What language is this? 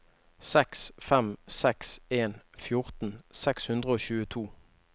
Norwegian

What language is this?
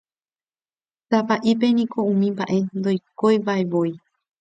Guarani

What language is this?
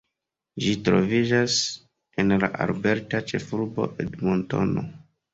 Esperanto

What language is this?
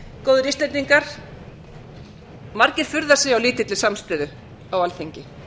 Icelandic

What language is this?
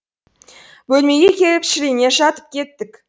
Kazakh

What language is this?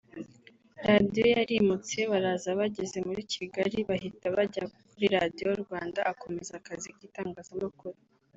Kinyarwanda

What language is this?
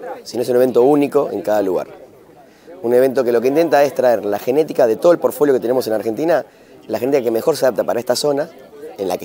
Spanish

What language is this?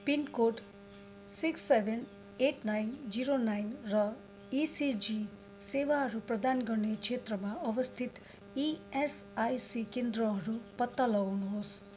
Nepali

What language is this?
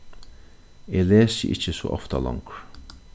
Faroese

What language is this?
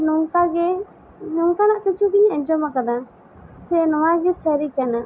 Santali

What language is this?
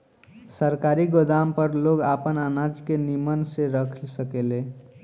Bhojpuri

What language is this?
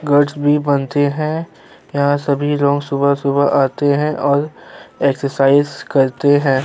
Hindi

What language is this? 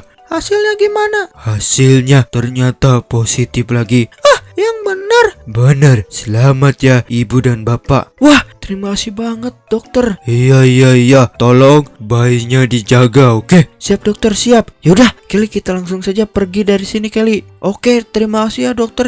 Indonesian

